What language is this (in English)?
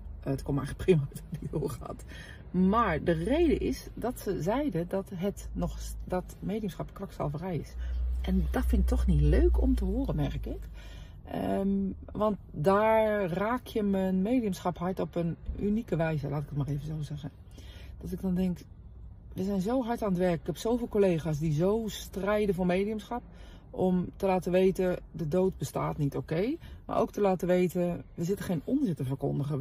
Dutch